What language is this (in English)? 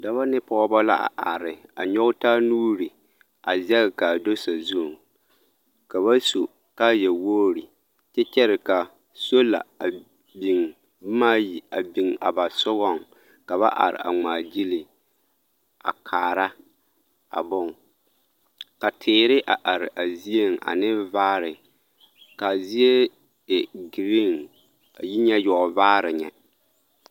Southern Dagaare